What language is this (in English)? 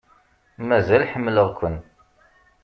Kabyle